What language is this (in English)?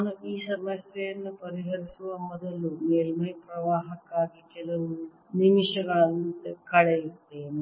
Kannada